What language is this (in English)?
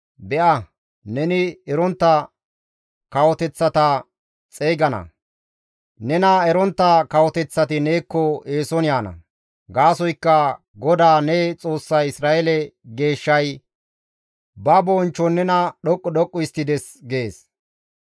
Gamo